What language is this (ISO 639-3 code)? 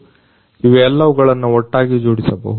kan